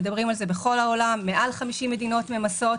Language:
Hebrew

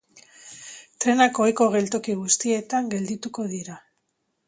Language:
Basque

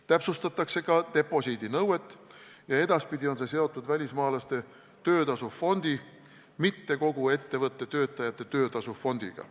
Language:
Estonian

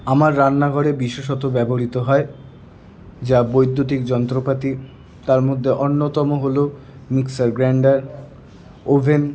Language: Bangla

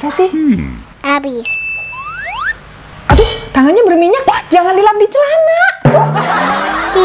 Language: Indonesian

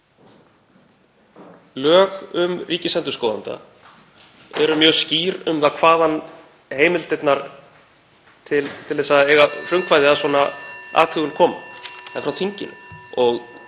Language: Icelandic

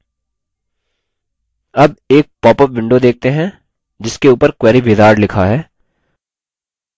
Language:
Hindi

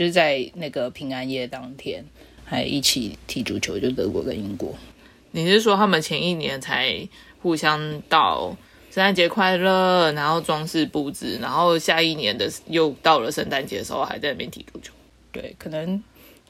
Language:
Chinese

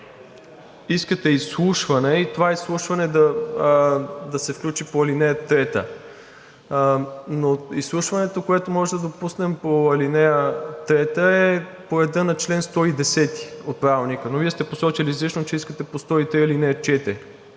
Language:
Bulgarian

